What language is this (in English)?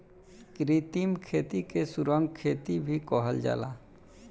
Bhojpuri